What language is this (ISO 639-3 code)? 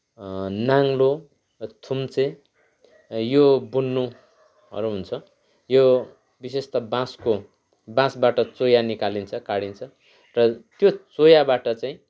nep